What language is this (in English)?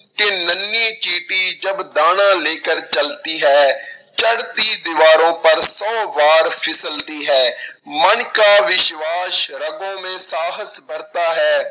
Punjabi